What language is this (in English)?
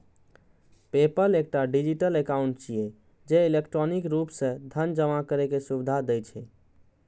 Maithili